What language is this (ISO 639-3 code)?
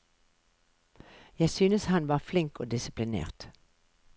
nor